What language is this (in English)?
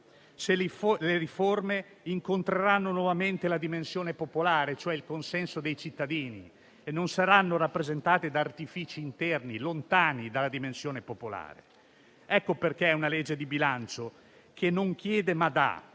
Italian